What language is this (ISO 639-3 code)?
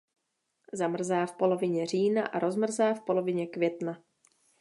ces